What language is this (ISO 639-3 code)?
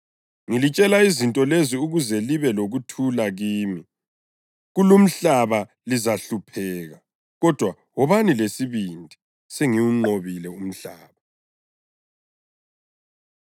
nde